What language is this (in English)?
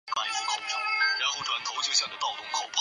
Chinese